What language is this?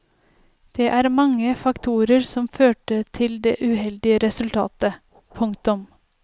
Norwegian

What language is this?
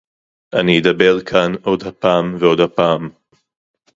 Hebrew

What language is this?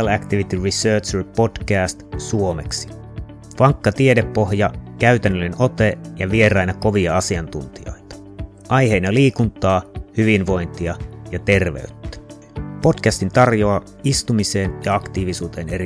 Finnish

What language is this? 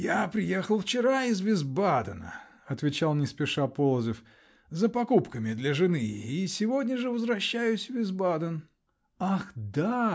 Russian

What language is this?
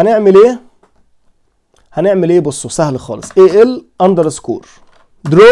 Arabic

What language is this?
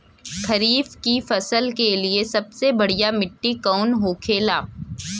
Bhojpuri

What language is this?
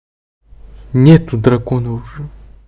Russian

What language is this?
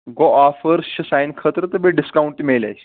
Kashmiri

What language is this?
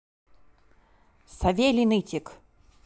Russian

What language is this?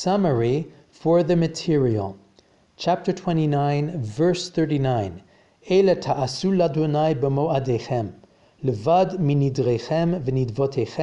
English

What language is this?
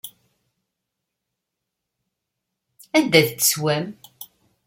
Kabyle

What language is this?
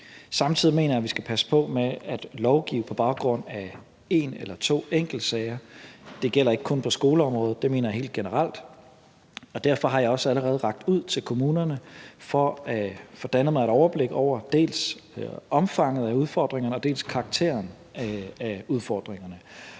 Danish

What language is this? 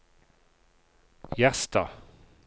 Norwegian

